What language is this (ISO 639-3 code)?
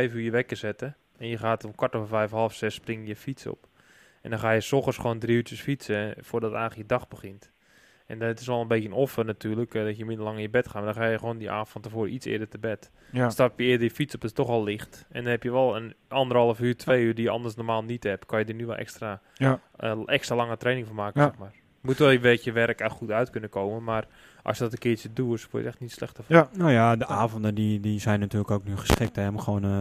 nld